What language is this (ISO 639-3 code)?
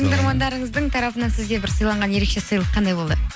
kaz